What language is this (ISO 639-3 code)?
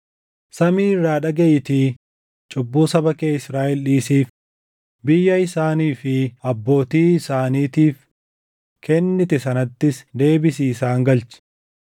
orm